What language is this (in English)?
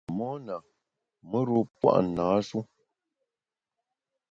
Bamun